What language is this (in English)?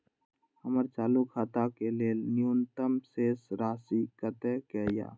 Maithili